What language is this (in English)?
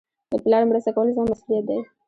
Pashto